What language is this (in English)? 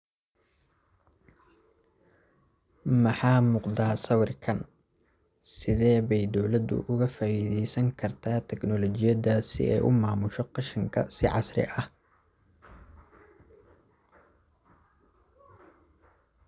Somali